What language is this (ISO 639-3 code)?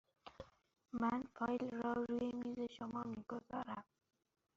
fas